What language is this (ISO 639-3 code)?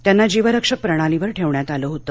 mar